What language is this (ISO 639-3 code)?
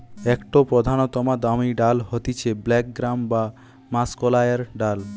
ben